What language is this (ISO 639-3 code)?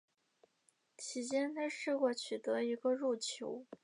zho